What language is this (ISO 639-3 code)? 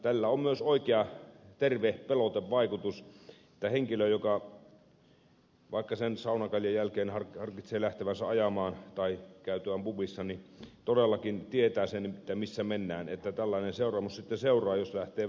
fin